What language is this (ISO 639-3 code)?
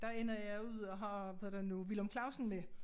dan